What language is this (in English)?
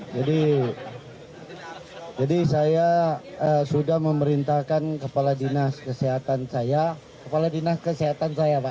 Indonesian